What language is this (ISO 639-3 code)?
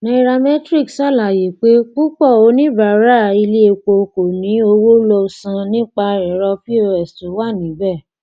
yor